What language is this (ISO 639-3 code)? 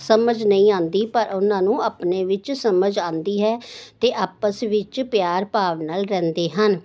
pan